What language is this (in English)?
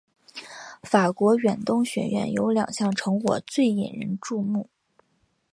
Chinese